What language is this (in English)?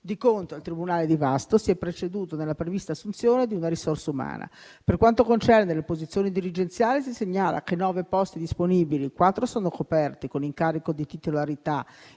Italian